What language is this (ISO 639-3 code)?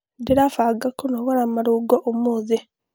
kik